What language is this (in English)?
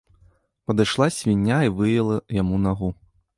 Belarusian